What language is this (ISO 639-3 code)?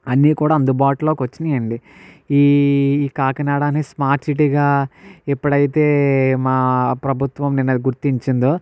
tel